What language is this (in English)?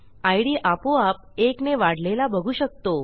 Marathi